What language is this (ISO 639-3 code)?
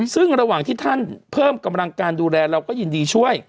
tha